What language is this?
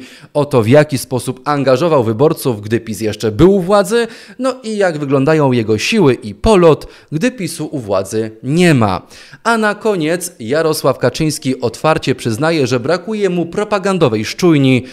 Polish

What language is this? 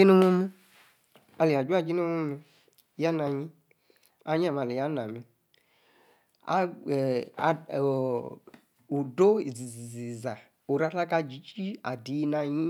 Yace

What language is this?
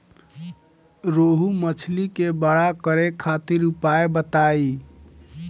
Bhojpuri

